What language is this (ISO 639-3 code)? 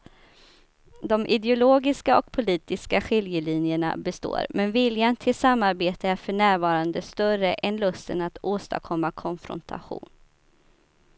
swe